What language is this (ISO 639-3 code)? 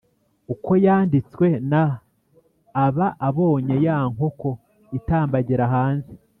kin